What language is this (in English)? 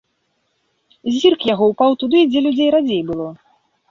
Belarusian